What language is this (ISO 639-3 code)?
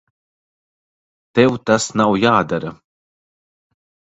lav